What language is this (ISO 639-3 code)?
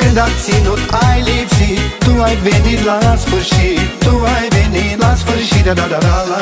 ron